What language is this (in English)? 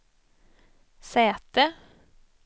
Swedish